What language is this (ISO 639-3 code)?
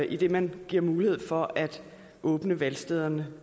dan